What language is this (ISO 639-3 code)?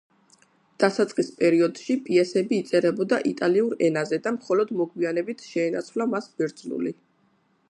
kat